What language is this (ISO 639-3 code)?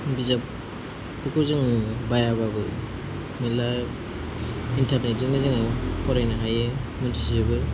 brx